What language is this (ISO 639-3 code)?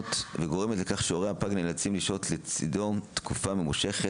heb